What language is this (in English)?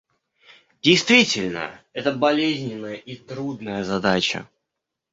Russian